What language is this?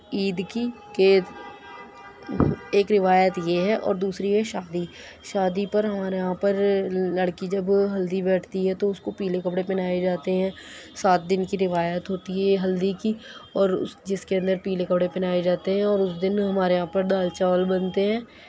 Urdu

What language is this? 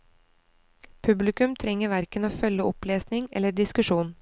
Norwegian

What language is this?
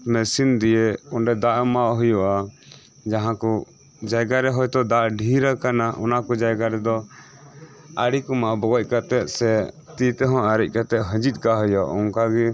Santali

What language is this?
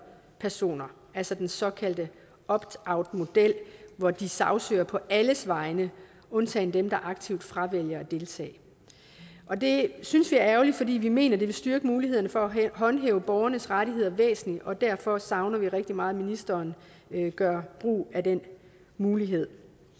Danish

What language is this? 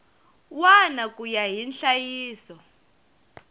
Tsonga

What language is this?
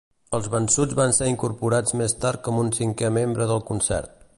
Catalan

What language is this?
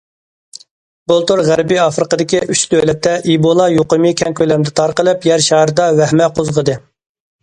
Uyghur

